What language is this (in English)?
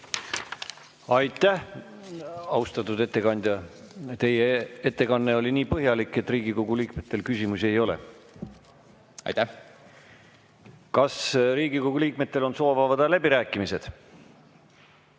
Estonian